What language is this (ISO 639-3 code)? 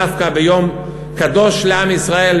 heb